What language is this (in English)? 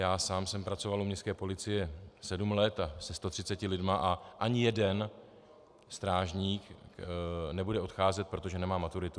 Czech